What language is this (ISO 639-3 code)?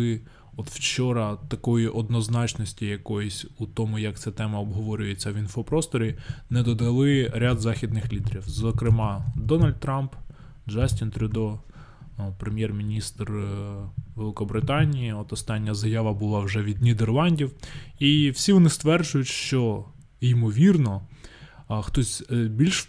ukr